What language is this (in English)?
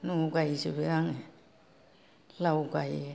Bodo